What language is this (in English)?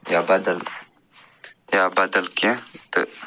Kashmiri